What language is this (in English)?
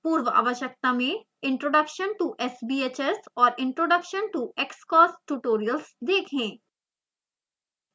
Hindi